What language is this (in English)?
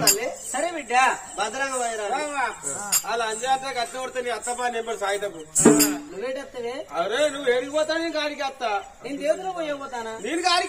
Arabic